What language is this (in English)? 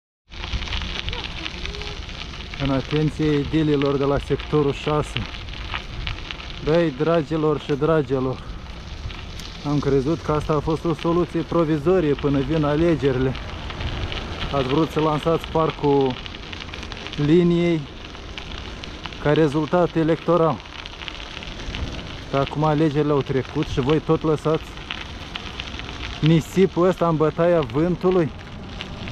Romanian